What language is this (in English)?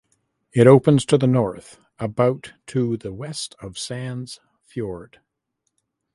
English